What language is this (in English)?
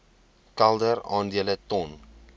Afrikaans